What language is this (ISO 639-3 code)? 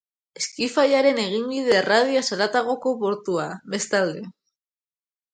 eus